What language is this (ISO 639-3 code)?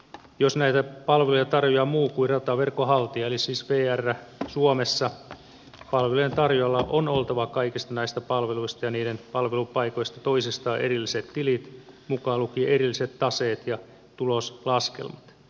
fin